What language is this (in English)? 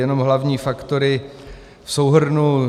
Czech